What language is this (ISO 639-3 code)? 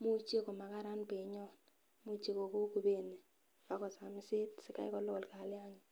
kln